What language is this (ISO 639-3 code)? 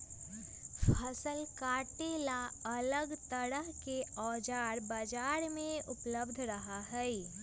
mag